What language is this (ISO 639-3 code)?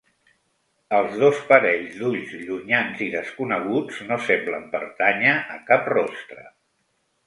cat